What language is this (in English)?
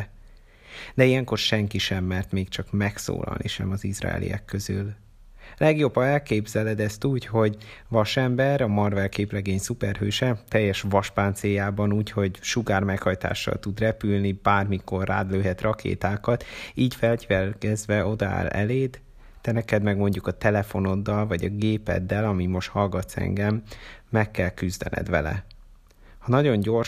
Hungarian